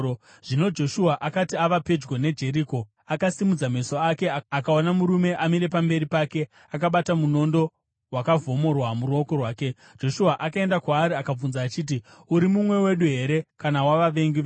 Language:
Shona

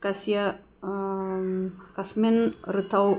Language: Sanskrit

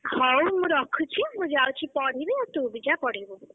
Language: Odia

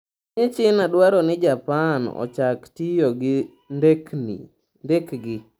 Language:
Luo (Kenya and Tanzania)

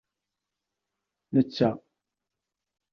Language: Kabyle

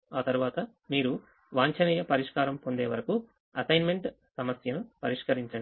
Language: Telugu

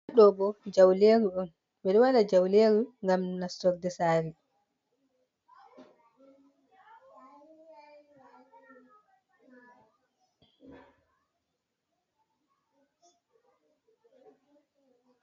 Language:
Fula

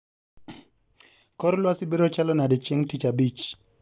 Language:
Luo (Kenya and Tanzania)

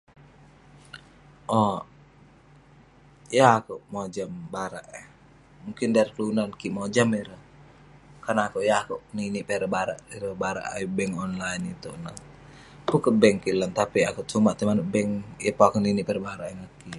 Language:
Western Penan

